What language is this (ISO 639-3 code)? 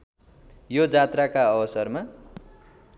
nep